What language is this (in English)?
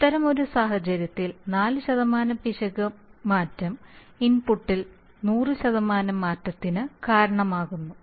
Malayalam